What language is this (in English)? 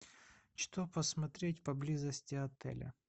Russian